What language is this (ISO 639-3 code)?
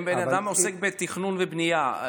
heb